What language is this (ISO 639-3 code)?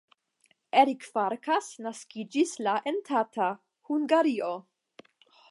epo